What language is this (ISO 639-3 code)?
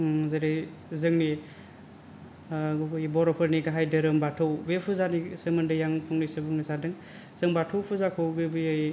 brx